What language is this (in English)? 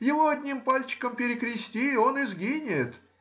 Russian